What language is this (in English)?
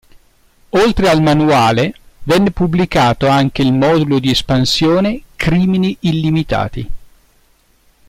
Italian